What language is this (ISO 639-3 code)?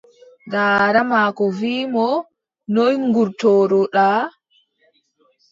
fub